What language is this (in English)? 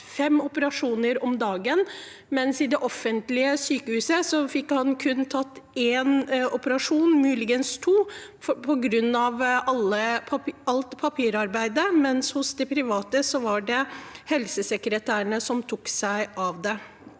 Norwegian